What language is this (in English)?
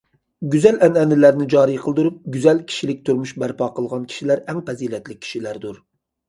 Uyghur